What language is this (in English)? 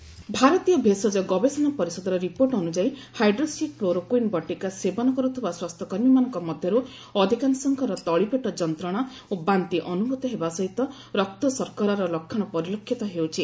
Odia